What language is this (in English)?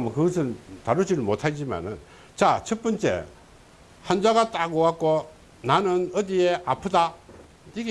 Korean